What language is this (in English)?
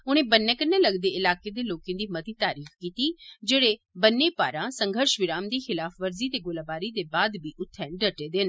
Dogri